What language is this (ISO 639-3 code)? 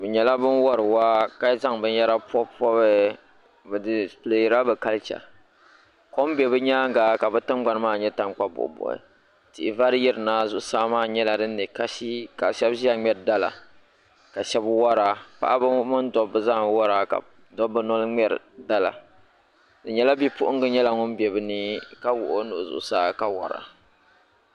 dag